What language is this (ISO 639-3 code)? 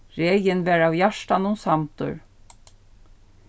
fao